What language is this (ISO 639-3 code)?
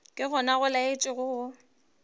nso